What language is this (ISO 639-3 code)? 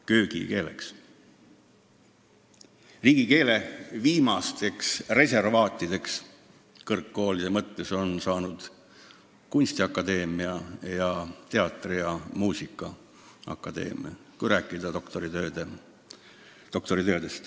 est